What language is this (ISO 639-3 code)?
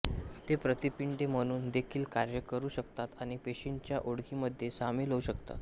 mar